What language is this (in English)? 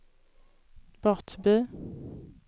Swedish